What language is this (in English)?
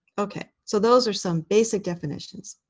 English